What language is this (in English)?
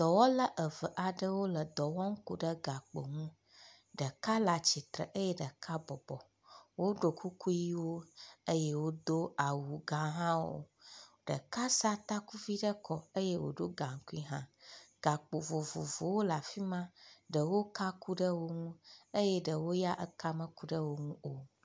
Ewe